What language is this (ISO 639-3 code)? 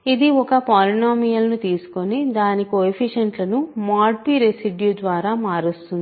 tel